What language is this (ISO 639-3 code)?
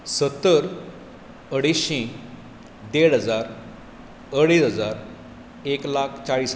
kok